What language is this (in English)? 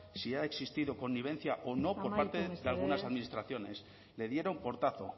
Spanish